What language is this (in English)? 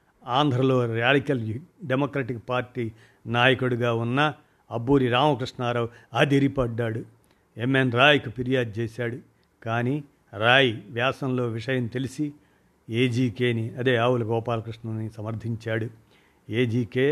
Telugu